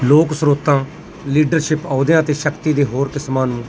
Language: Punjabi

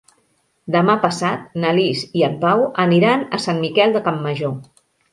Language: Catalan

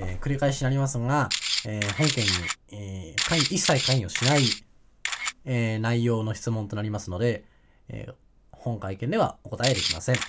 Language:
Japanese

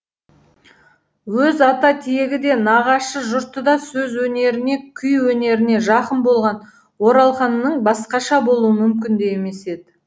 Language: Kazakh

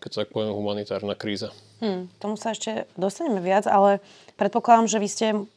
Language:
Slovak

